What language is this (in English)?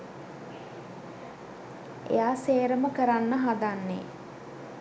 Sinhala